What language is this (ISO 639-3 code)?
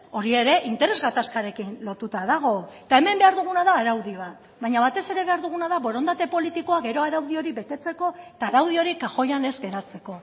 eus